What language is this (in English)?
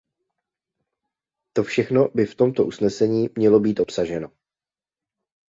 Czech